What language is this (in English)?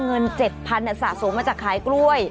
Thai